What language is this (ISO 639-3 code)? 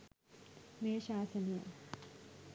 sin